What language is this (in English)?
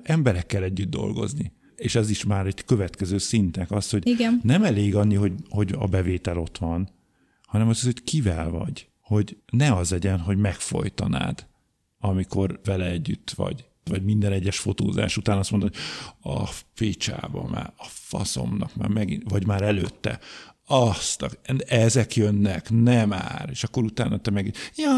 Hungarian